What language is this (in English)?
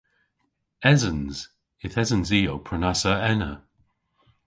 Cornish